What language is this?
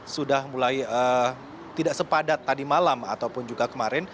Indonesian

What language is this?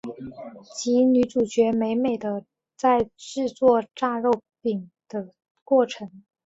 Chinese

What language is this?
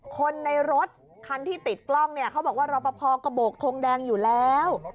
Thai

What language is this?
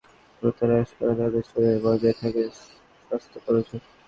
Bangla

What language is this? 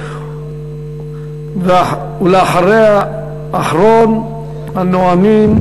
Hebrew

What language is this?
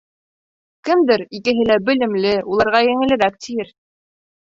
Bashkir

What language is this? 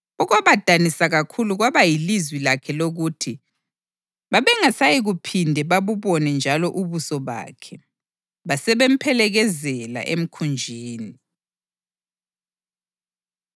North Ndebele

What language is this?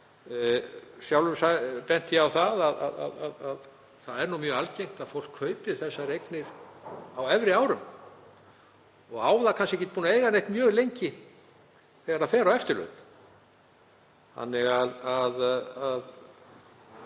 Icelandic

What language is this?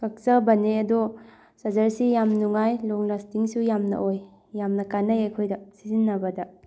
Manipuri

